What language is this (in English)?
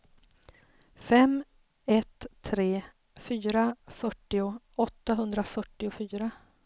Swedish